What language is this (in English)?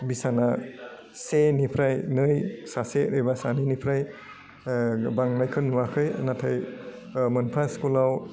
Bodo